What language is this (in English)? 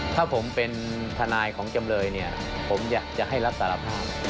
Thai